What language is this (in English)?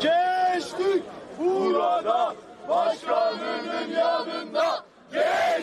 Turkish